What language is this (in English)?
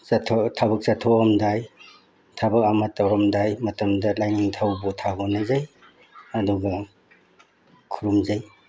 Manipuri